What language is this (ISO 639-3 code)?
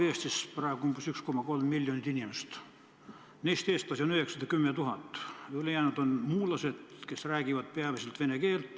est